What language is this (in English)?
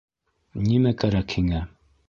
Bashkir